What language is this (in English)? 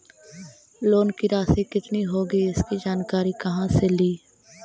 Magahi